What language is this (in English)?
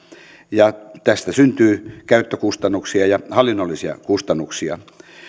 Finnish